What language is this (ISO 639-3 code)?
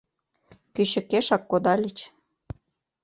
chm